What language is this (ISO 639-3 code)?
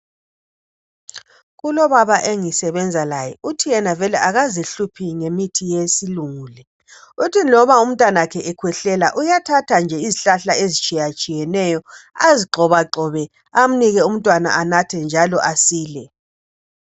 nde